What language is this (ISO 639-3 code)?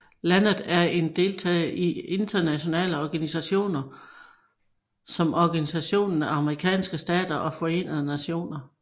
dan